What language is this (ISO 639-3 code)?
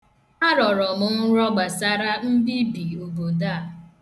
ibo